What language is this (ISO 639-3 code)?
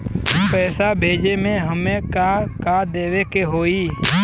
bho